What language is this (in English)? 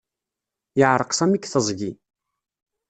Kabyle